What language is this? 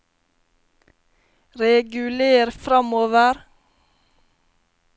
Norwegian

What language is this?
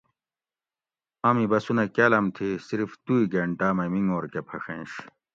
Gawri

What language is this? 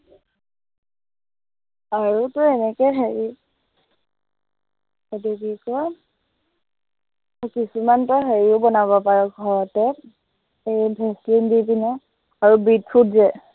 Assamese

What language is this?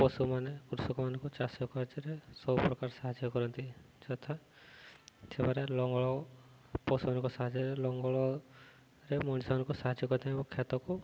Odia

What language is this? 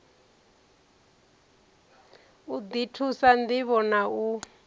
Venda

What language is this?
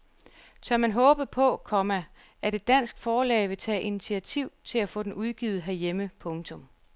Danish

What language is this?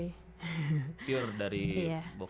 Indonesian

